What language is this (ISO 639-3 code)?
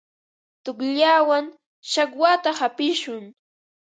qva